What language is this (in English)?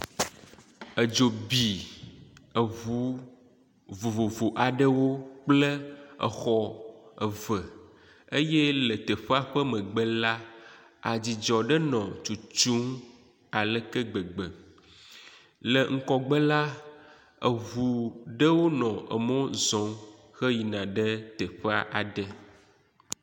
Ewe